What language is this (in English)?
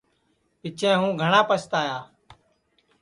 Sansi